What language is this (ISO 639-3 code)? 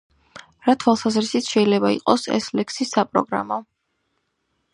kat